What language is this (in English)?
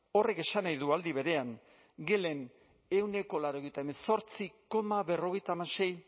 Basque